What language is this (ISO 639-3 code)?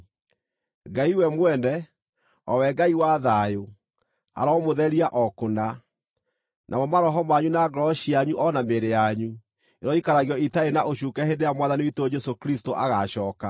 kik